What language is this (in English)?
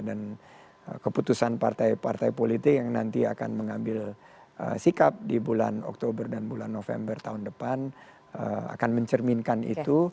Indonesian